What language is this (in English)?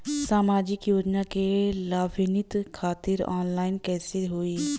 Bhojpuri